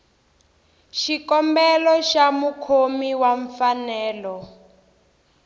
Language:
Tsonga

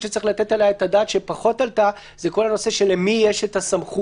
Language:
Hebrew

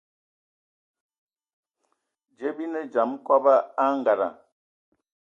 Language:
Ewondo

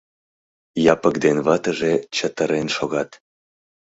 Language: Mari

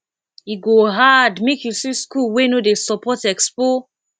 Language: Nigerian Pidgin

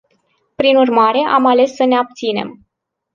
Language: Romanian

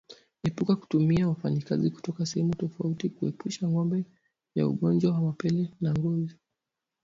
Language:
Swahili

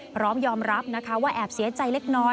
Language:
Thai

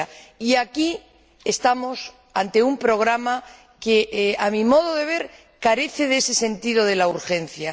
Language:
Spanish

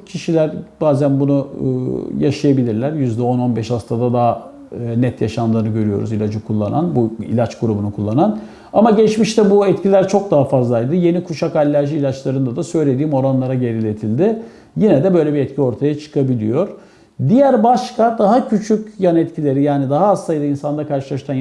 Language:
Turkish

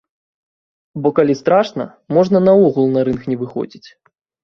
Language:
Belarusian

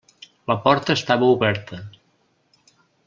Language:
Catalan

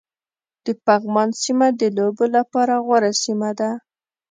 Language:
Pashto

